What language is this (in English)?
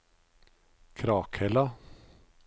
Norwegian